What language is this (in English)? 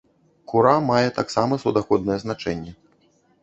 Belarusian